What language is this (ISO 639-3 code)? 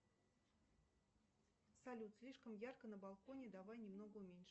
rus